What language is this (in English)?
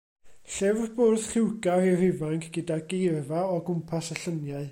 Welsh